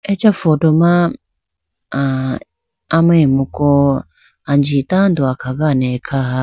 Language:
Idu-Mishmi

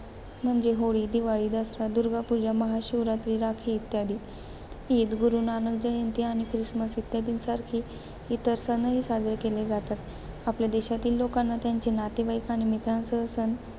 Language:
Marathi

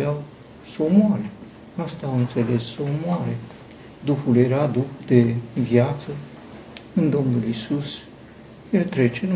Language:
Romanian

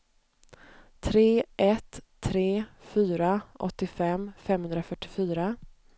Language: Swedish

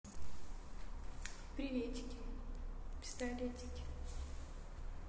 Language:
Russian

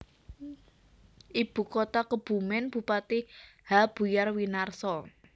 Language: Javanese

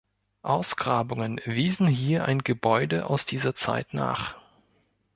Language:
German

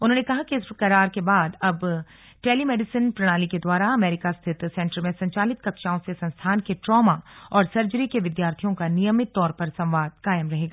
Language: Hindi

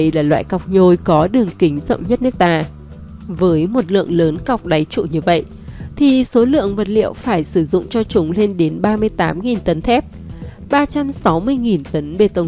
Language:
Vietnamese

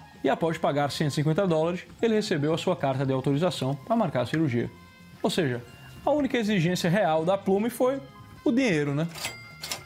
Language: Portuguese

